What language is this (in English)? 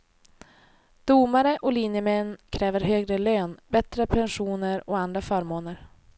Swedish